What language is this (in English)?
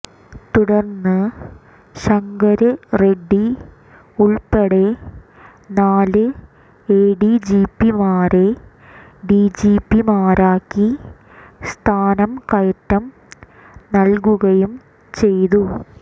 Malayalam